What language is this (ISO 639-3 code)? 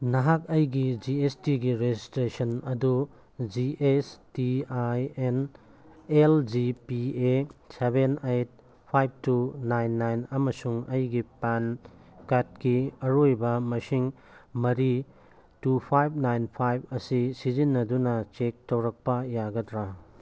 mni